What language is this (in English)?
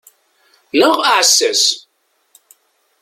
Kabyle